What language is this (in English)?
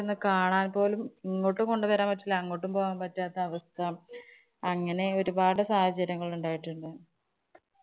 Malayalam